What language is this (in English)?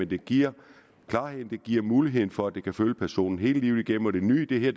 Danish